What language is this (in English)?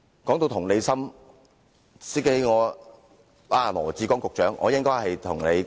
Cantonese